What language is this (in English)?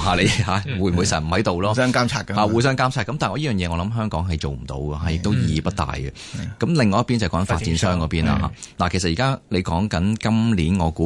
Chinese